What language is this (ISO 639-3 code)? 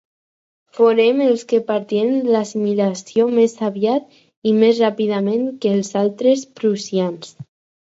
cat